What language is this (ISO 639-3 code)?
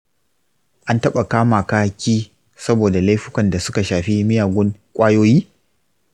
hau